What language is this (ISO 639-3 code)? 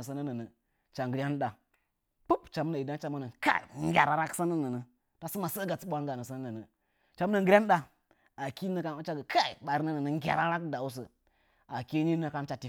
nja